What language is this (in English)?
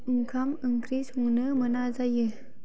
Bodo